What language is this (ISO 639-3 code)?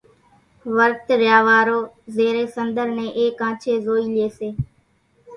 gjk